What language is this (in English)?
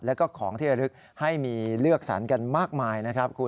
Thai